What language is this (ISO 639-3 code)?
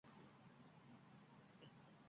uzb